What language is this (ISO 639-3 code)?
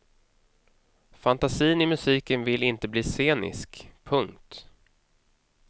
swe